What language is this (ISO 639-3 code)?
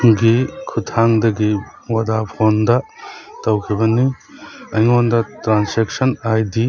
mni